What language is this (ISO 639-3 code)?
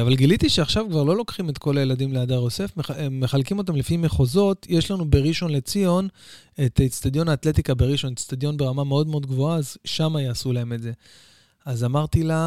heb